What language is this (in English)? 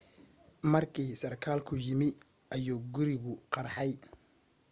Somali